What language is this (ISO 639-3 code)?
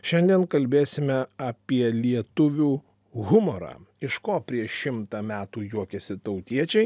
lit